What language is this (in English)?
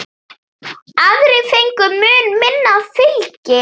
Icelandic